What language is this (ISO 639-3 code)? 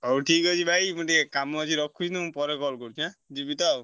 ori